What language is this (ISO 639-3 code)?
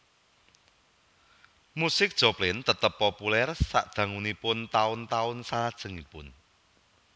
jav